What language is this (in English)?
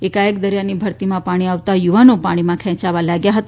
Gujarati